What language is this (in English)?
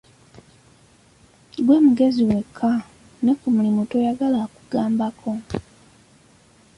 Ganda